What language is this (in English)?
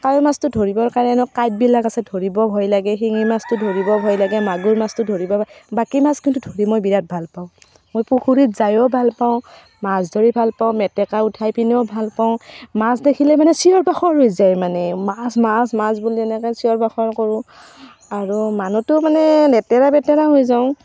Assamese